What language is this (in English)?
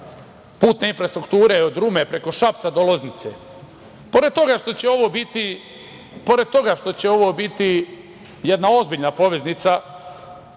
Serbian